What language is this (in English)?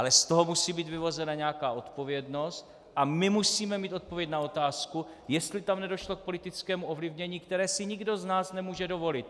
Czech